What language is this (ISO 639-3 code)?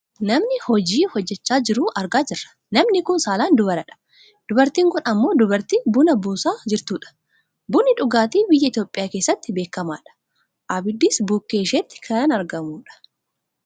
orm